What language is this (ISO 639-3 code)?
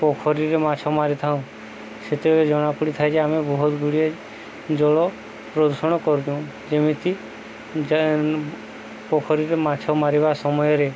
ori